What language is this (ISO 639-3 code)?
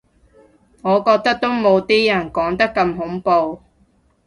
yue